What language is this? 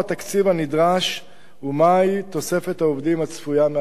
Hebrew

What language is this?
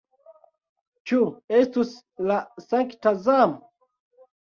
Esperanto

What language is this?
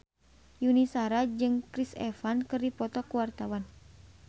Sundanese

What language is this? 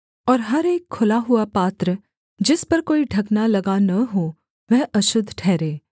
Hindi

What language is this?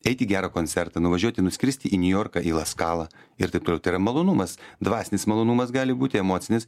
Lithuanian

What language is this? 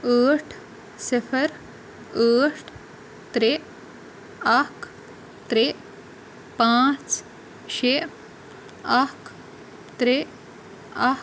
Kashmiri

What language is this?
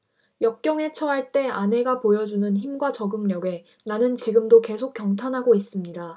Korean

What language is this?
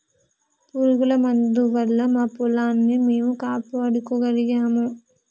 Telugu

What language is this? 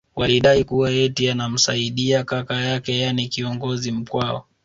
Swahili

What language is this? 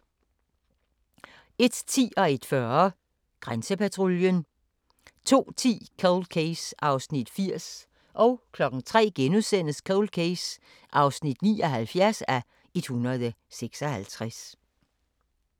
Danish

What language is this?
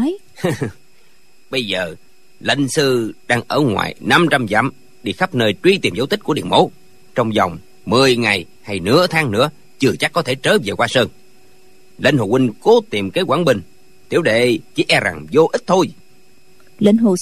Vietnamese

